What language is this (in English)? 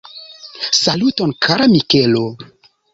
Esperanto